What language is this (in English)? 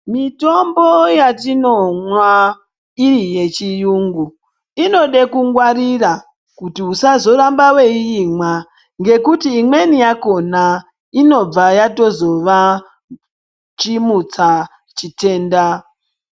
Ndau